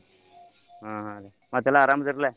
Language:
Kannada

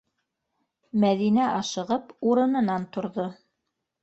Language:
Bashkir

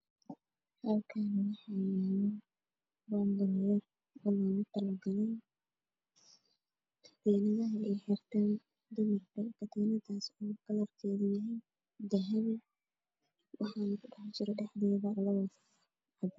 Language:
Somali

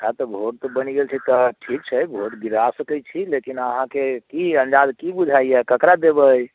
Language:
Maithili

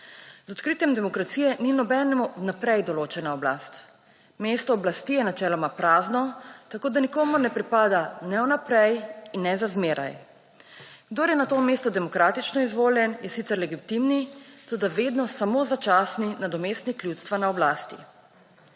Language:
Slovenian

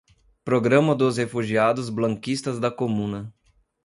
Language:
Portuguese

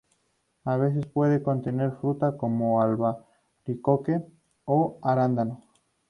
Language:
Spanish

